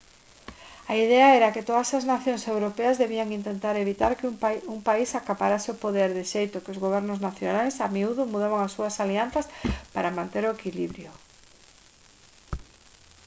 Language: Galician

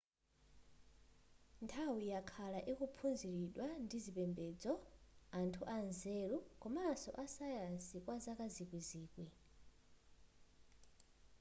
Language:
Nyanja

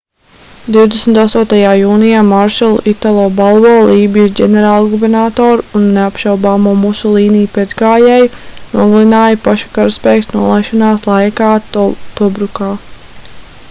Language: Latvian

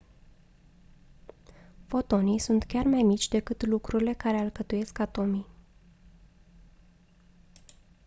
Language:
Romanian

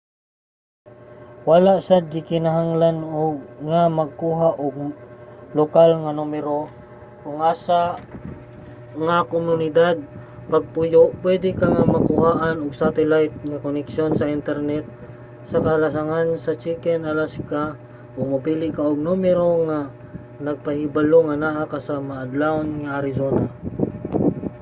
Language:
Cebuano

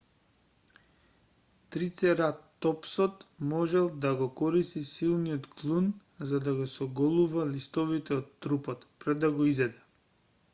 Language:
Macedonian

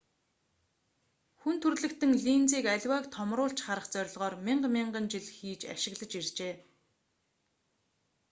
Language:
Mongolian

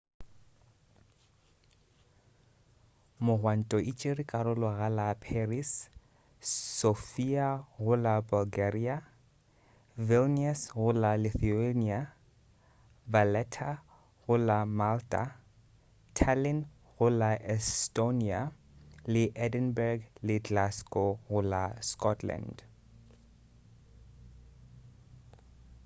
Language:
Northern Sotho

